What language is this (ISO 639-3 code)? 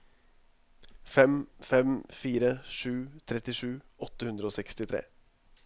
nor